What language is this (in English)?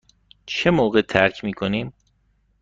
Persian